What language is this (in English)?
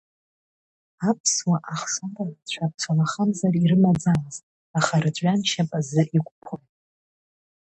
Abkhazian